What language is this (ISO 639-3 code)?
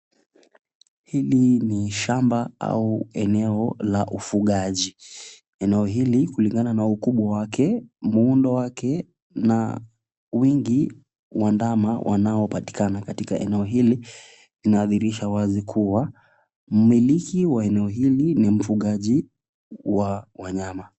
swa